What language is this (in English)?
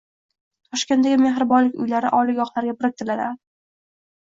Uzbek